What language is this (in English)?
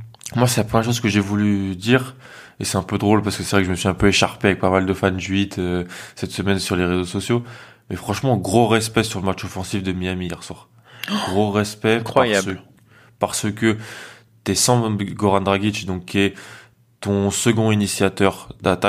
French